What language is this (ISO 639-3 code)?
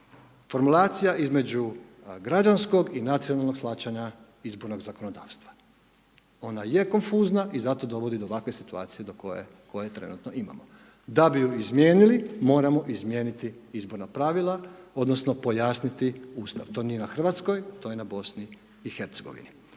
hrv